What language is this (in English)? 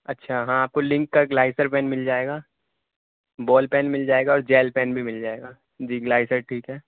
Urdu